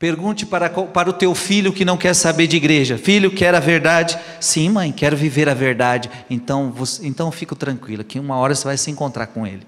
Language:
Portuguese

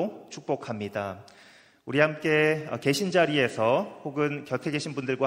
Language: Korean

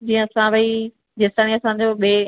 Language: Sindhi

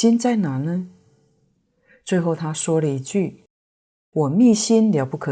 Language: Chinese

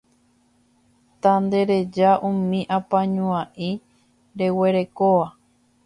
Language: Guarani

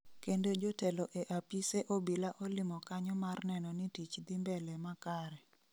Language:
Luo (Kenya and Tanzania)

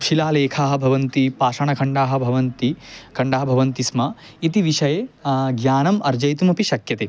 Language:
Sanskrit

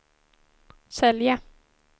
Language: Swedish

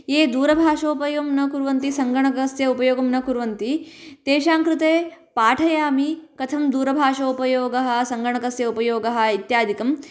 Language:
Sanskrit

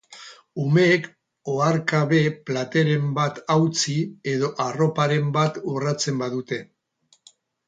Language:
Basque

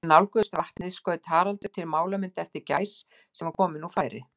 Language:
Icelandic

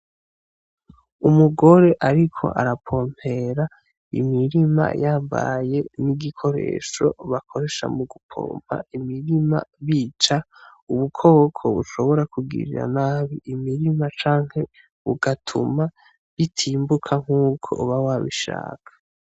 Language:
Rundi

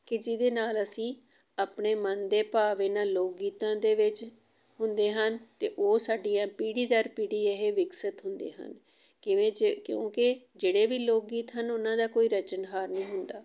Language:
Punjabi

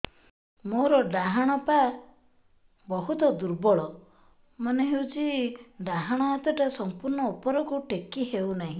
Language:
Odia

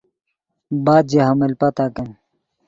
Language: Yidgha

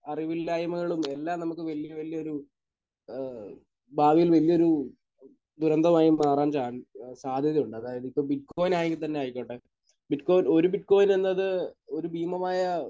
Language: Malayalam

